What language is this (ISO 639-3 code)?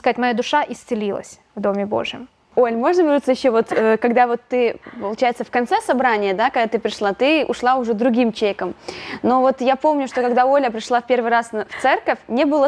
rus